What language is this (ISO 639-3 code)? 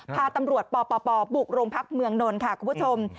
tha